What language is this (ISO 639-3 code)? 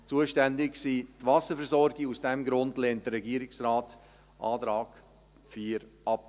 gsw